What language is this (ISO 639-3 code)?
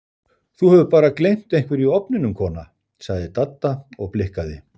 isl